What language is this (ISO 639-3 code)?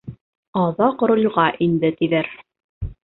bak